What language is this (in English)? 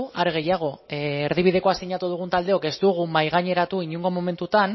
Basque